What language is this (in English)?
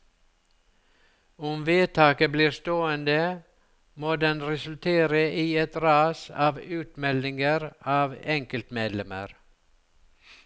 Norwegian